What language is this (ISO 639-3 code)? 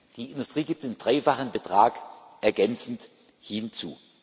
deu